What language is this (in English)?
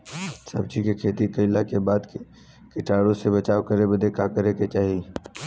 Bhojpuri